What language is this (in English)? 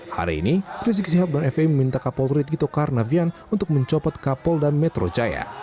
Indonesian